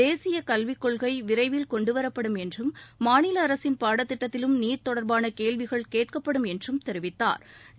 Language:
Tamil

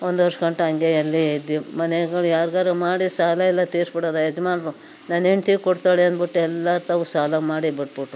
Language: Kannada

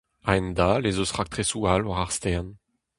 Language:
Breton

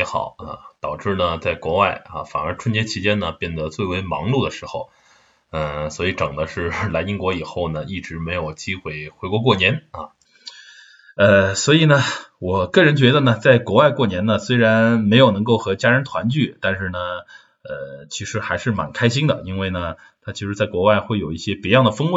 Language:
Chinese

